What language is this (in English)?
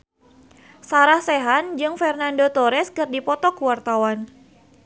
Sundanese